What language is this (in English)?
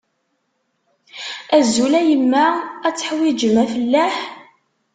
Kabyle